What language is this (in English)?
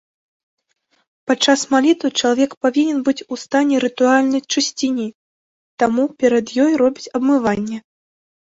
Belarusian